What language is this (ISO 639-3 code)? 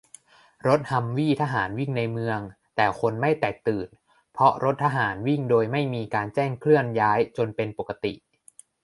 tha